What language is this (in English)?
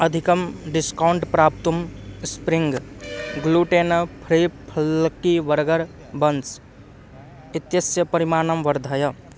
Sanskrit